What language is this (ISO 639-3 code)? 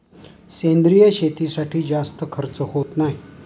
mar